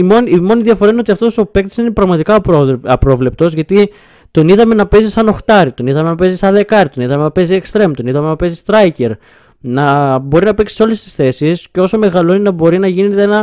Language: Greek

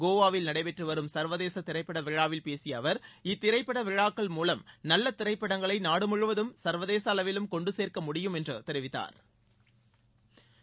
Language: Tamil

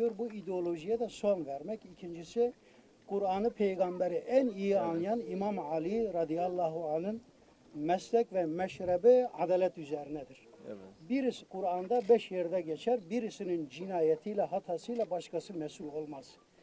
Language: Turkish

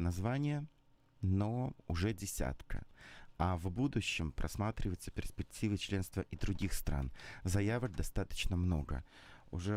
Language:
Russian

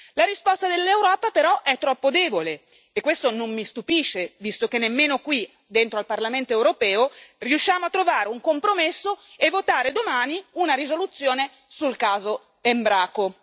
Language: Italian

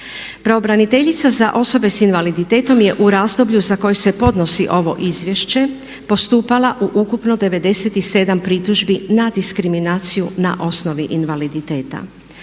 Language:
Croatian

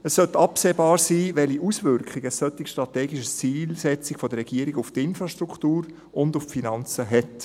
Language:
Swiss German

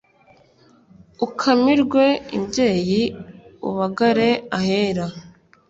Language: Kinyarwanda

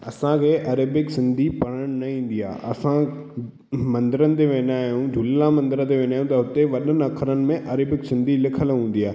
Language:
Sindhi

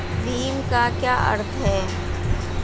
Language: Hindi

